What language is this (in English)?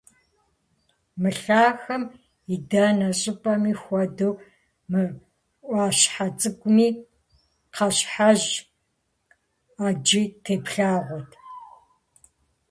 Kabardian